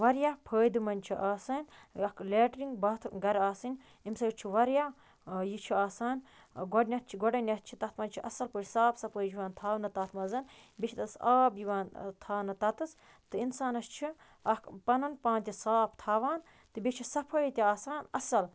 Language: Kashmiri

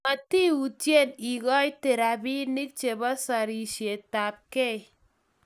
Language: Kalenjin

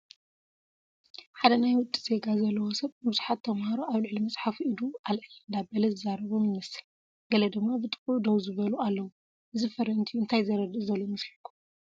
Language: Tigrinya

